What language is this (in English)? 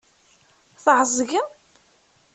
Kabyle